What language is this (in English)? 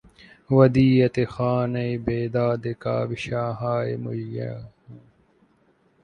Urdu